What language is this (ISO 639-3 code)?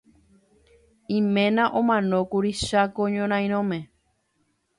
grn